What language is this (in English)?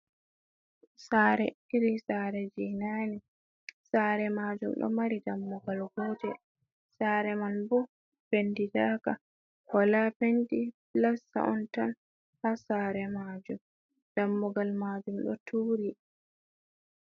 Fula